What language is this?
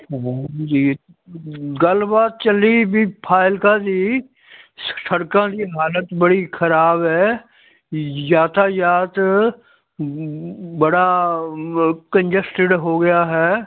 Punjabi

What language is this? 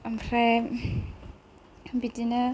Bodo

